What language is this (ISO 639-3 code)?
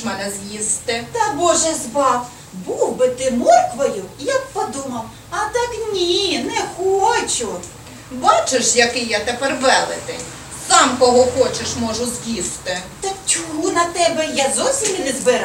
ukr